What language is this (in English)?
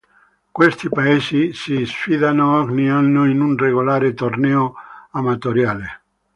Italian